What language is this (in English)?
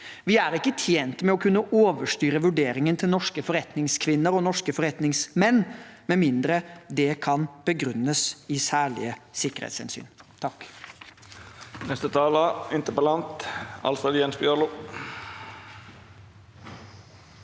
Norwegian